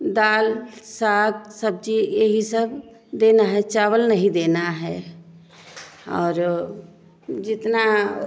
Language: Hindi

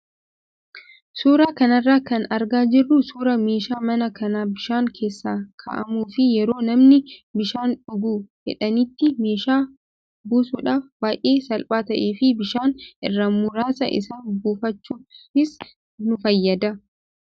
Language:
Oromo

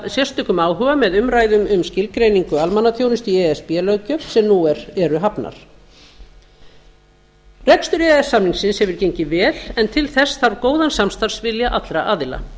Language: Icelandic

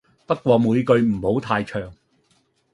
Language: Cantonese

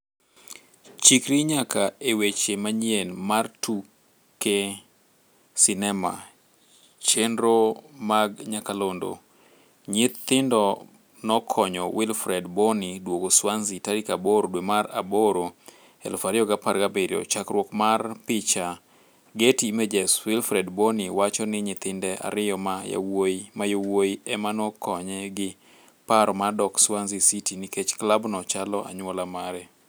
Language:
Luo (Kenya and Tanzania)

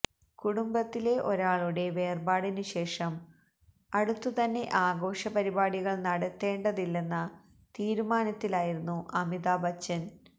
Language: Malayalam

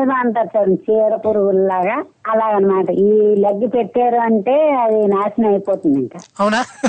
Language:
Telugu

